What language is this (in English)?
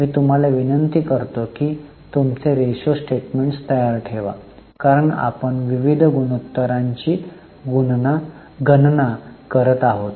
Marathi